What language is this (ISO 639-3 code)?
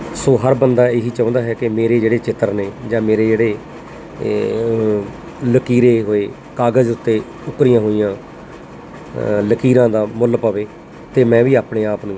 pan